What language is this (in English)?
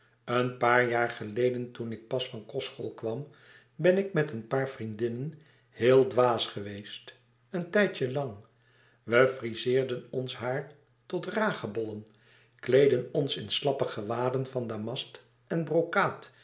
Dutch